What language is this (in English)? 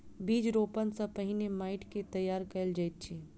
Maithili